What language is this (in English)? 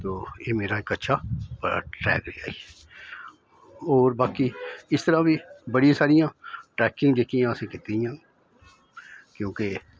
Dogri